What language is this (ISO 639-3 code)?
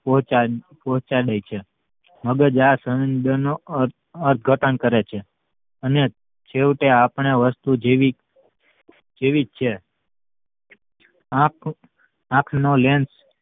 guj